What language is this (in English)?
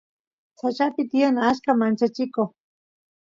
Santiago del Estero Quichua